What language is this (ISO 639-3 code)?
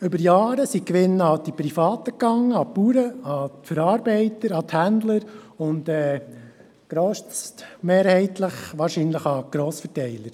gsw